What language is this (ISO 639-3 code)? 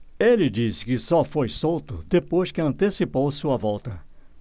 por